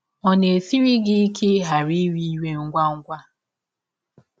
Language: Igbo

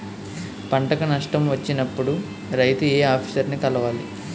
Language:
Telugu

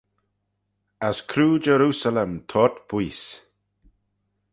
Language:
Manx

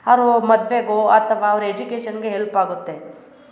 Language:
Kannada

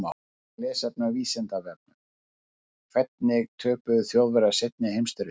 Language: Icelandic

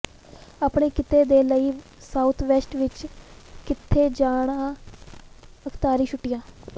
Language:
Punjabi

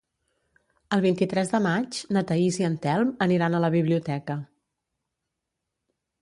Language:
Catalan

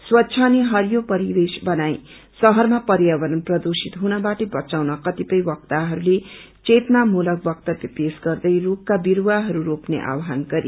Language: Nepali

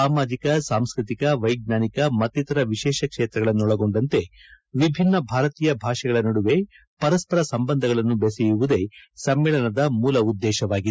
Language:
Kannada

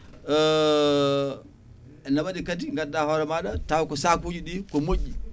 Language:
Fula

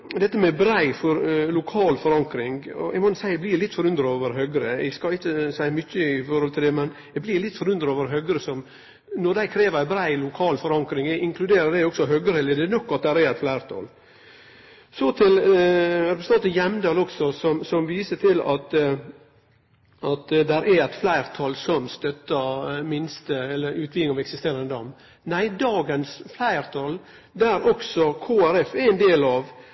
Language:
Norwegian Nynorsk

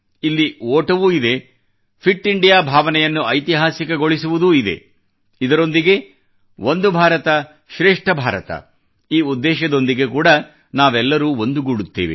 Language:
Kannada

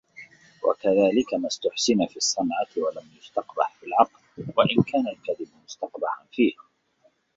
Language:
Arabic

